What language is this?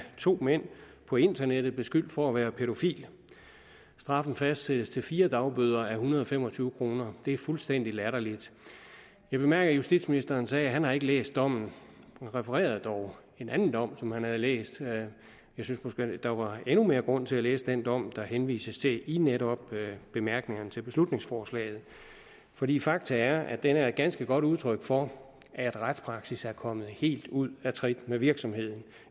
Danish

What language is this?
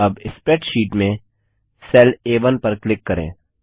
Hindi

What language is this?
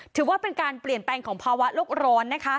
Thai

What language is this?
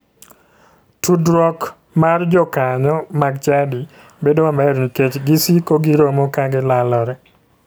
Luo (Kenya and Tanzania)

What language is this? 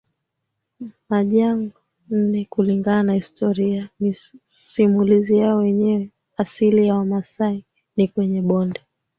Swahili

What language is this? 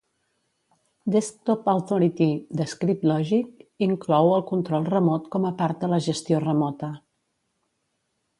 Catalan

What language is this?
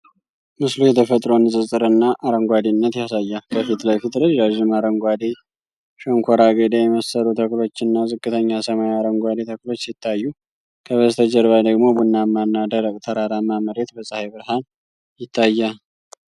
Amharic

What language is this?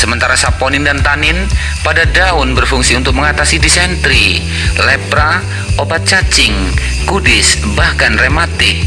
Indonesian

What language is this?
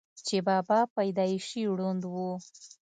Pashto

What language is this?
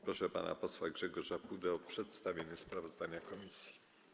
Polish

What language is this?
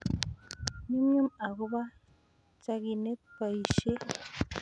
Kalenjin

